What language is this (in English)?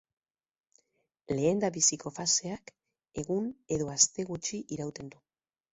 Basque